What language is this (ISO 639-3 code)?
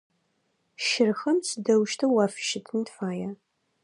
ady